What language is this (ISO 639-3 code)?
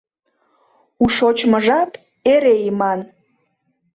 chm